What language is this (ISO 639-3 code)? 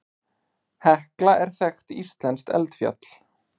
isl